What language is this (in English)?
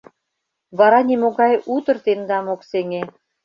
Mari